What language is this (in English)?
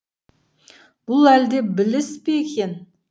Kazakh